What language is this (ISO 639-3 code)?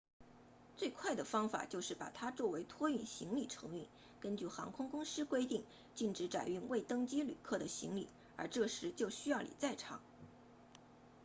zho